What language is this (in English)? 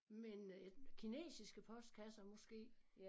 Danish